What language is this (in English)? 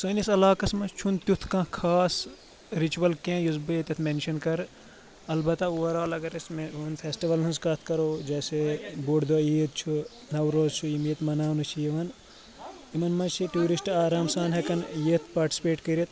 Kashmiri